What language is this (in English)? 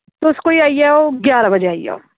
Dogri